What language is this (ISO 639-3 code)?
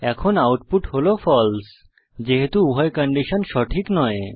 ben